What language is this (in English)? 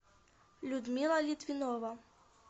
Russian